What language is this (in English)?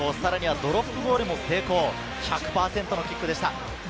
Japanese